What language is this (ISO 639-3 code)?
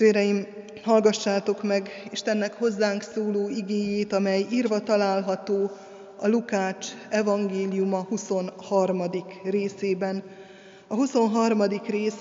hun